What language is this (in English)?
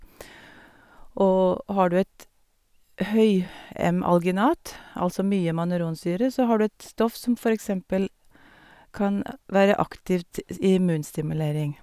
Norwegian